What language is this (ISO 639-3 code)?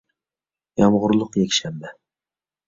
uig